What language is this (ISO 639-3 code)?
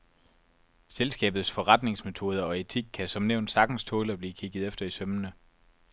dan